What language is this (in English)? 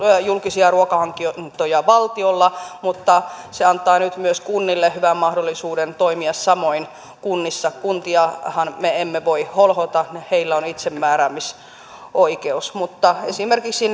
Finnish